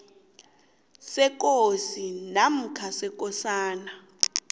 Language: South Ndebele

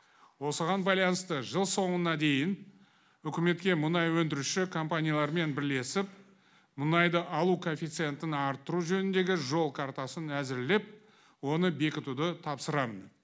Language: Kazakh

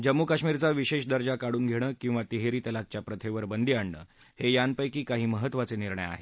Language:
Marathi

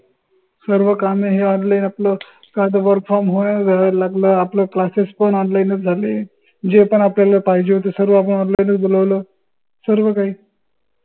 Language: Marathi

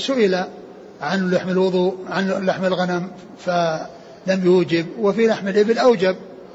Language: Arabic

